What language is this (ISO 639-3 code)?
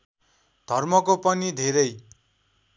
nep